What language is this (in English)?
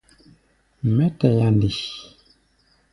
Gbaya